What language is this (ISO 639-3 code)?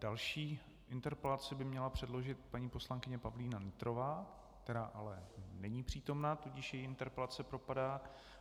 ces